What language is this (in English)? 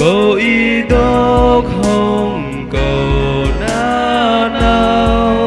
Indonesian